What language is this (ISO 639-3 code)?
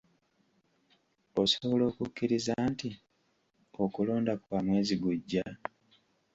lug